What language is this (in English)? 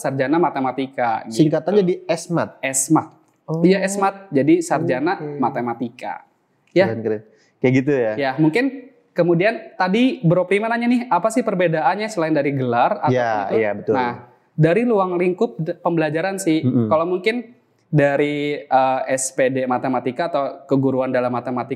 Indonesian